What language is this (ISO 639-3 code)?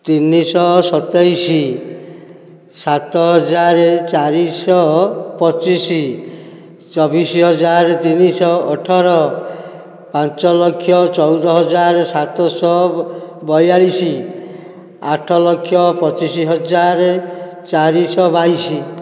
ori